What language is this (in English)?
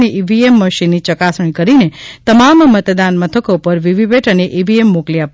Gujarati